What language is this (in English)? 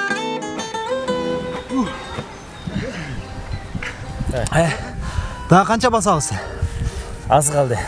Turkish